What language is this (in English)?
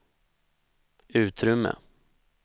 Swedish